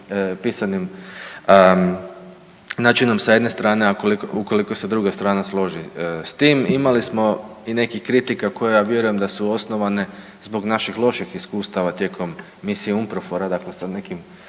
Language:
Croatian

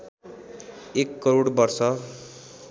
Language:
Nepali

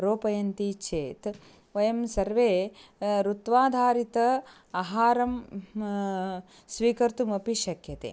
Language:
Sanskrit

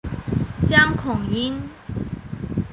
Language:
Chinese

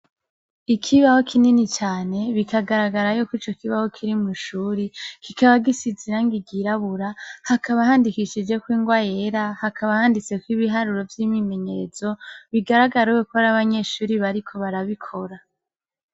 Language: Rundi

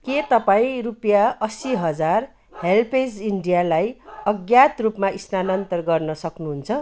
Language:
Nepali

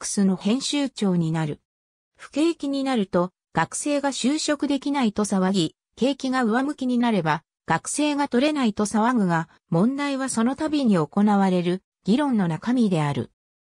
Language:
Japanese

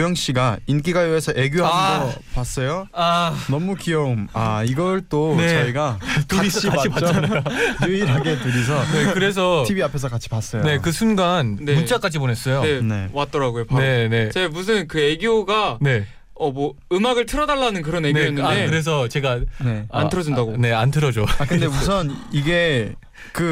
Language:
Korean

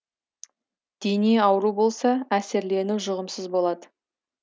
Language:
Kazakh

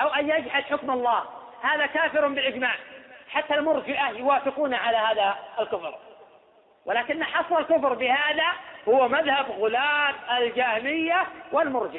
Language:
Arabic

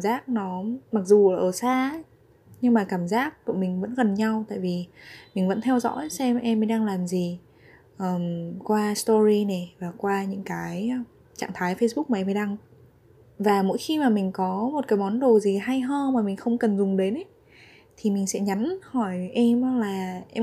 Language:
Vietnamese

